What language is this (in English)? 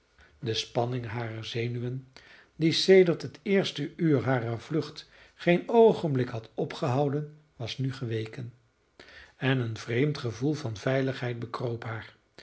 Dutch